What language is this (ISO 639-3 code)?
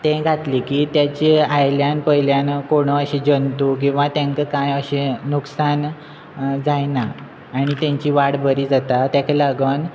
kok